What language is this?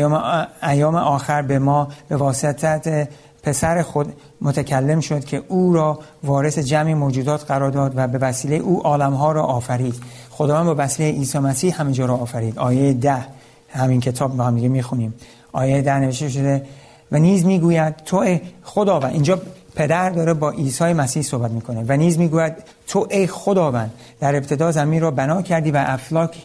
Persian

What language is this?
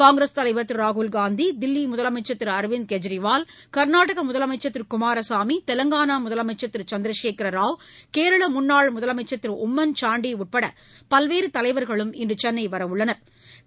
Tamil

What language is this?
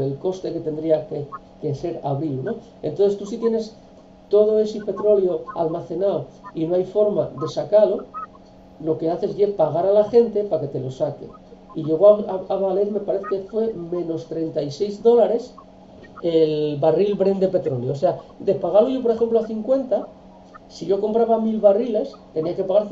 Spanish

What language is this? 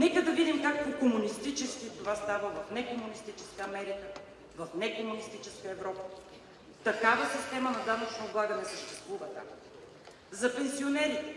Spanish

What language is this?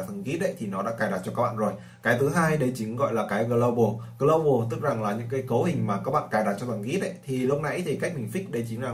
Vietnamese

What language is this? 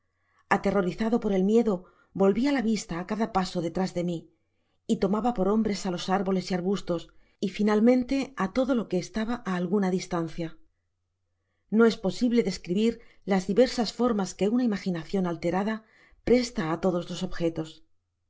Spanish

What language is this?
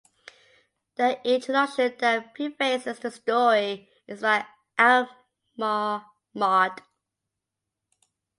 English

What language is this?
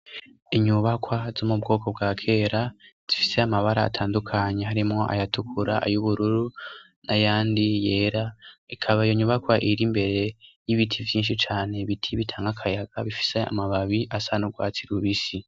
Rundi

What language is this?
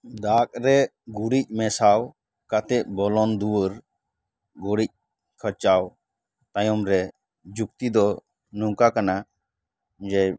Santali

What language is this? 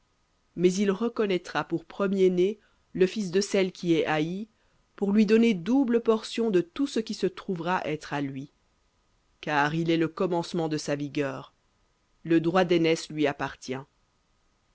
French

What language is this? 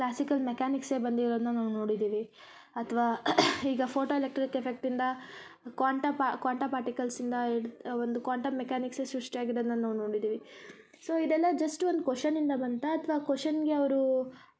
Kannada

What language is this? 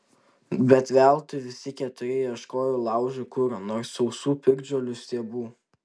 Lithuanian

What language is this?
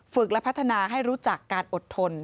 Thai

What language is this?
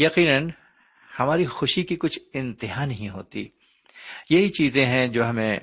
Urdu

